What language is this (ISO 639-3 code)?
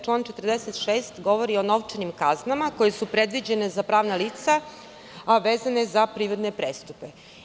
srp